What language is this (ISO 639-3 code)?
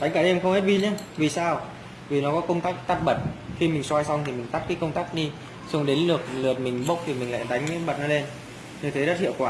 vie